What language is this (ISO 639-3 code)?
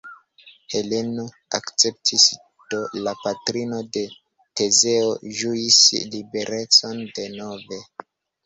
epo